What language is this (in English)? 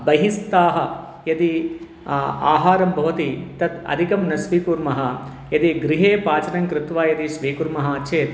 Sanskrit